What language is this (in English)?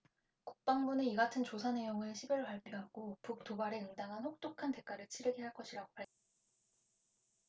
Korean